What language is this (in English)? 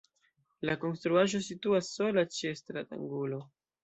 Esperanto